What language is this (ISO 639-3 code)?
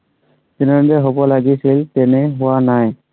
asm